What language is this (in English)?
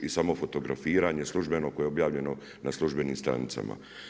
Croatian